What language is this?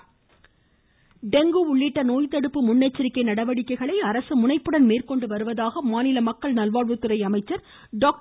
Tamil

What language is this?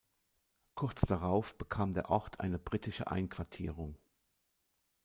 German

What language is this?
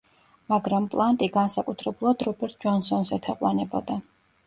Georgian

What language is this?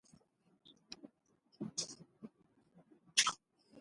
Central Kurdish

